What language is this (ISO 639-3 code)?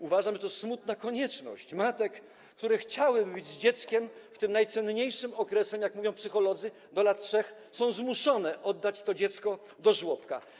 pol